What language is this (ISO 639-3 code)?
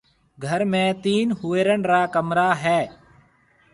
mve